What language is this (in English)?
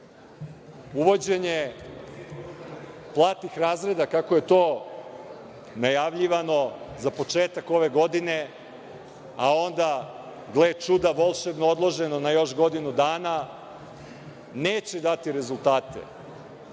Serbian